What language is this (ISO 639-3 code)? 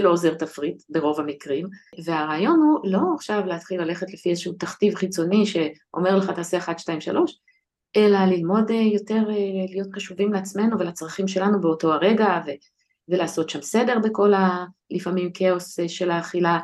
heb